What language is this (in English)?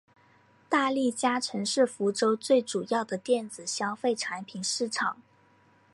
Chinese